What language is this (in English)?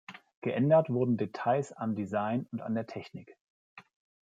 German